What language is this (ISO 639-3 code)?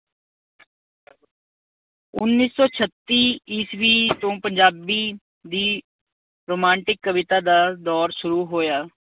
pan